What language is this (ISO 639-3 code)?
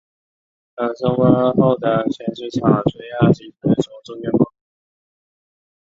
zho